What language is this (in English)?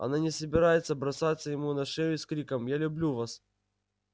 Russian